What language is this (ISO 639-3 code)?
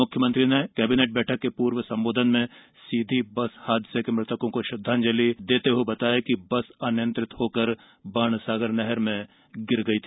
hin